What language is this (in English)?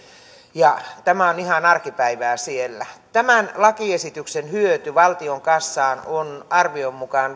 Finnish